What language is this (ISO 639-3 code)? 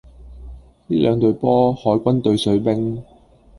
yue